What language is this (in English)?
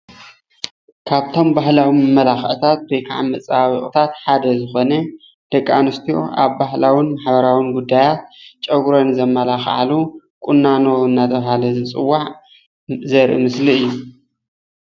Tigrinya